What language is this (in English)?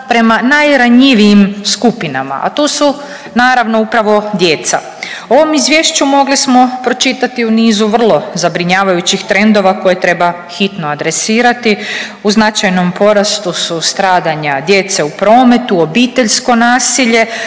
Croatian